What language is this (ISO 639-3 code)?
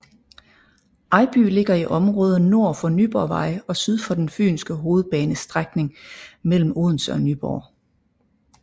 dan